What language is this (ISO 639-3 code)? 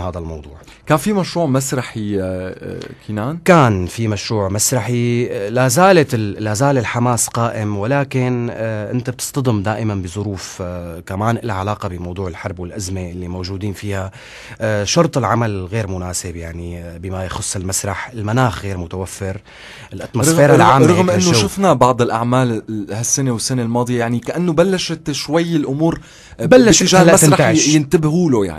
ara